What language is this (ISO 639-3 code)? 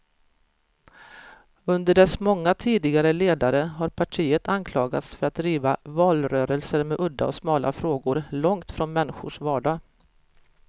swe